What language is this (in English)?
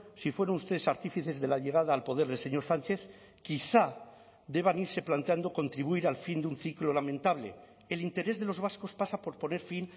Spanish